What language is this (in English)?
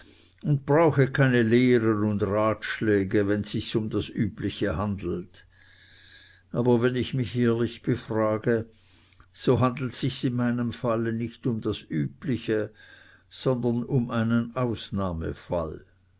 German